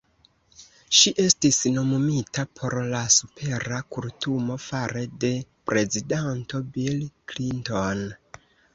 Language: Esperanto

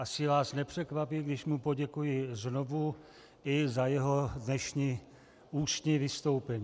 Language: Czech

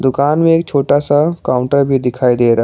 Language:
Hindi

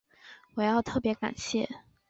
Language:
Chinese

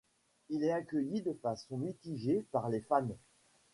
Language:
French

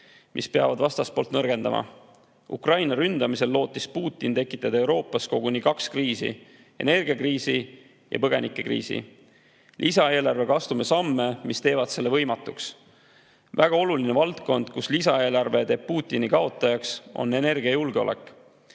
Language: Estonian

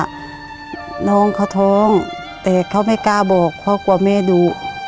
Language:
Thai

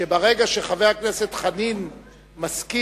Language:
Hebrew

